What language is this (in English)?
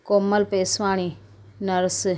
Sindhi